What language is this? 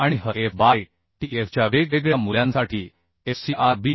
Marathi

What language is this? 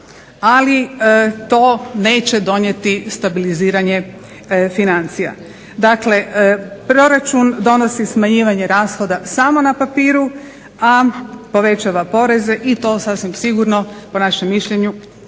Croatian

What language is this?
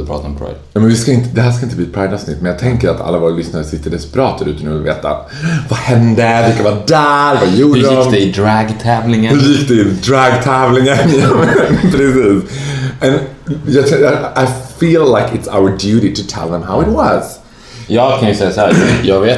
Swedish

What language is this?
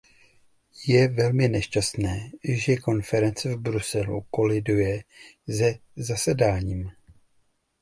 Czech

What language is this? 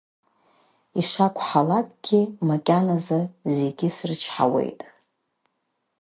Abkhazian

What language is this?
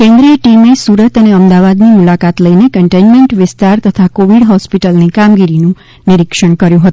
Gujarati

